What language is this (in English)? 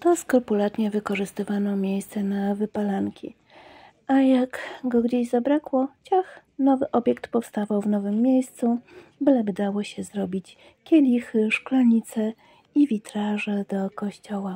Polish